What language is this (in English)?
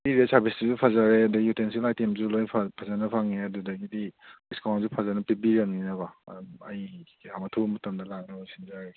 Manipuri